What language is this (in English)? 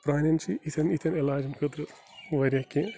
Kashmiri